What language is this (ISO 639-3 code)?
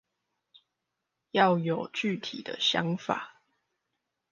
zho